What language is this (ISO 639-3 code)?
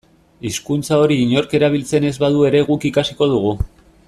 eus